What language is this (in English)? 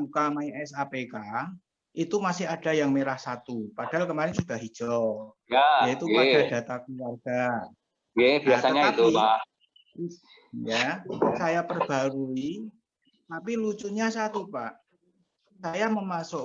Indonesian